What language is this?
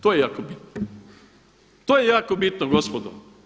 Croatian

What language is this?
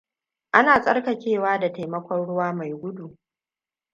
Hausa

